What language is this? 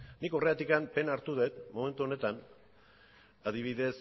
Basque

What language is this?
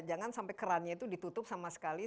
Indonesian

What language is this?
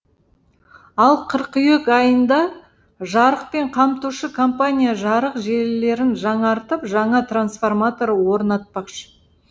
Kazakh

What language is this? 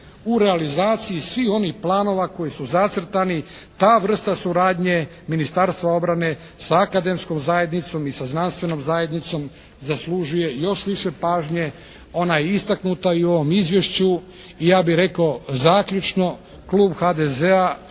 Croatian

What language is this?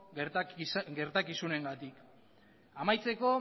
Basque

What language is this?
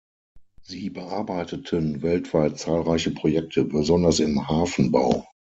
German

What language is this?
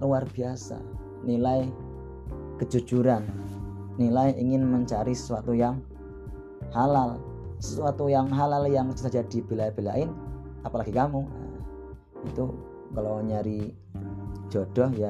Indonesian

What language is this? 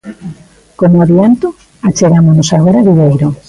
Galician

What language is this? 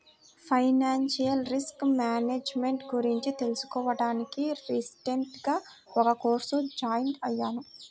Telugu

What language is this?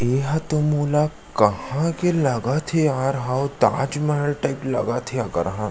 Chhattisgarhi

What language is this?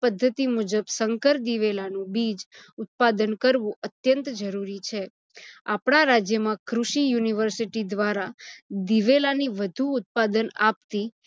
Gujarati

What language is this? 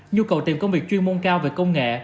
Vietnamese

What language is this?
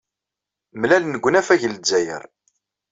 Kabyle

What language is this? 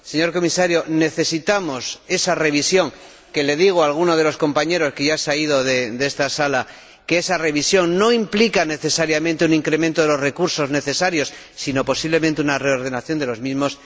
Spanish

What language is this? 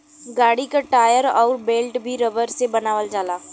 Bhojpuri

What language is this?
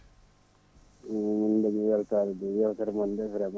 Fula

